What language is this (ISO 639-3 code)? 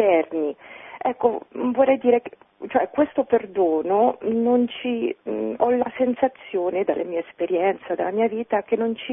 ita